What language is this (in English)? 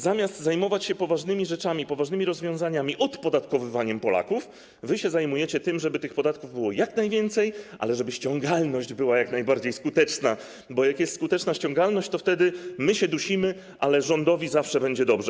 Polish